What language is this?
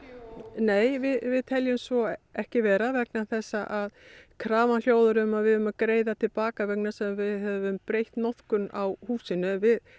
Icelandic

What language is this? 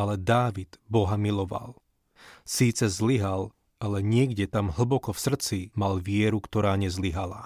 Slovak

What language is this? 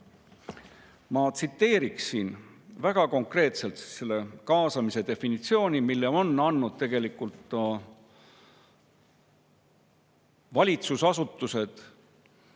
Estonian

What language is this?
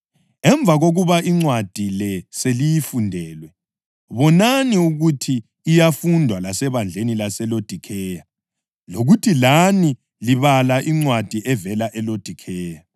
North Ndebele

